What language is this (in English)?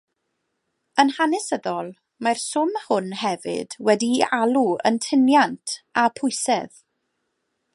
Welsh